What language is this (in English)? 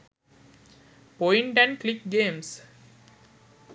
Sinhala